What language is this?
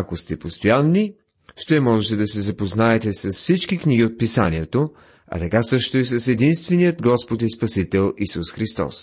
Bulgarian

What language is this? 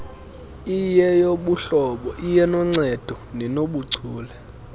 Xhosa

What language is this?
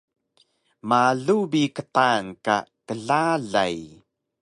Taroko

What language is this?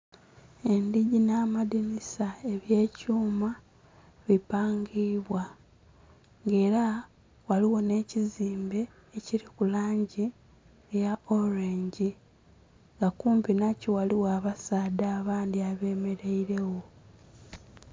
Soga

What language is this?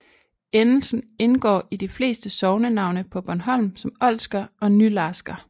Danish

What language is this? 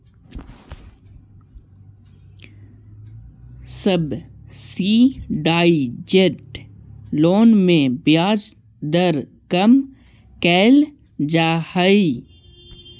Magahi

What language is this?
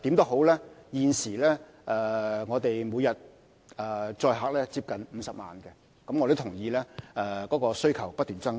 Cantonese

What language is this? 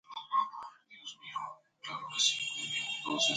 Spanish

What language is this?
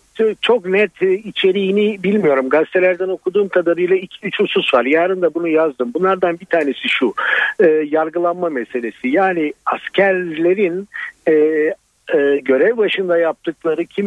Turkish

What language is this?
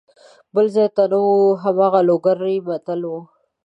Pashto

